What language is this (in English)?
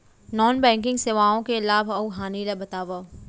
Chhattisgarhi